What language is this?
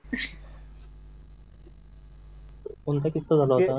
Marathi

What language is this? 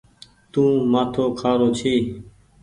Goaria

